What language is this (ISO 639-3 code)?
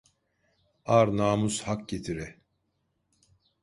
tur